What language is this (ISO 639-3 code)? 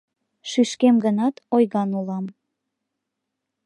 chm